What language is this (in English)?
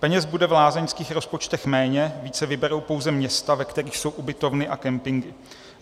Czech